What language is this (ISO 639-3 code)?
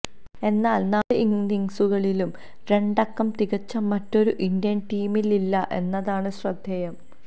mal